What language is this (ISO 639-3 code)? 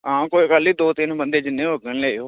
doi